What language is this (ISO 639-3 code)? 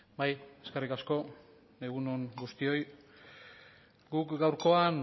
eus